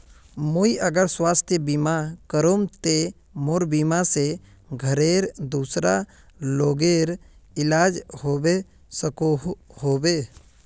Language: Magahi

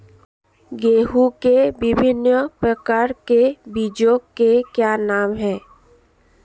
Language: Hindi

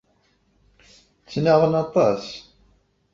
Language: Kabyle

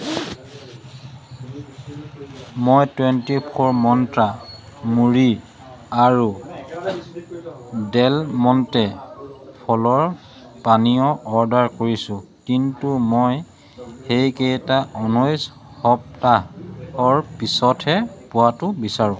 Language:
Assamese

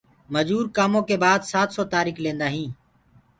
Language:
Gurgula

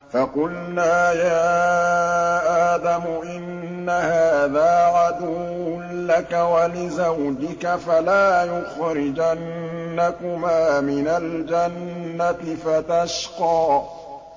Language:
Arabic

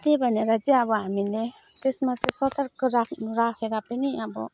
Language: Nepali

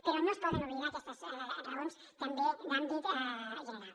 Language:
Catalan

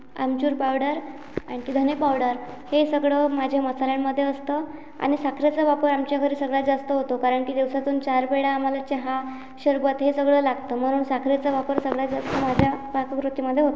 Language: Marathi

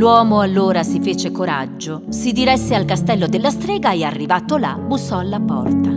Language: Italian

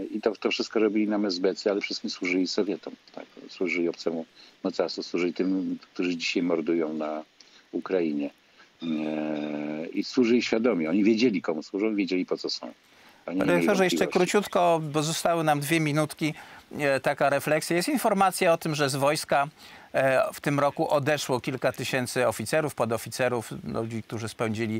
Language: Polish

